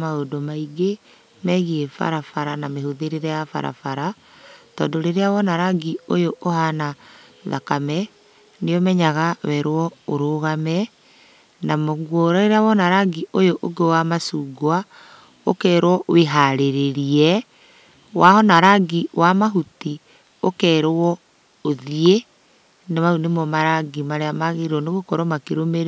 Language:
Kikuyu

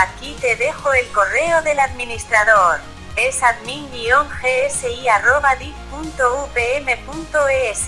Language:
Spanish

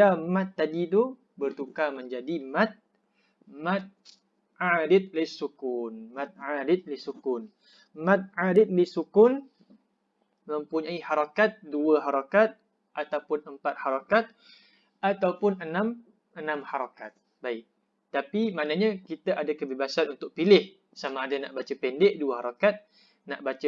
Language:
Malay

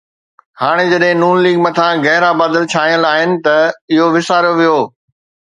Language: Sindhi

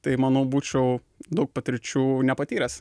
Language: Lithuanian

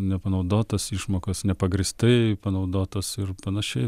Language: Lithuanian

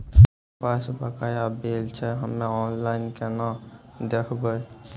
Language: Maithili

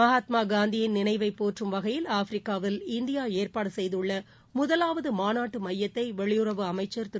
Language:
Tamil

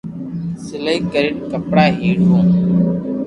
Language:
Loarki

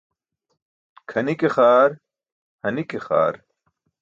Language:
Burushaski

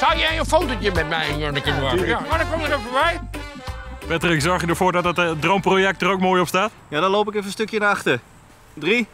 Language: Dutch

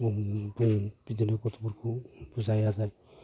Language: Bodo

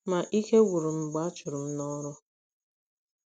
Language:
Igbo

